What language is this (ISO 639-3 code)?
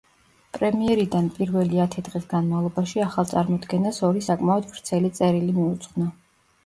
kat